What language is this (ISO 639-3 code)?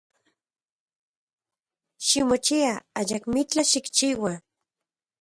ncx